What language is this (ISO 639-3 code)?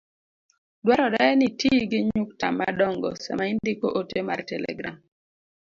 luo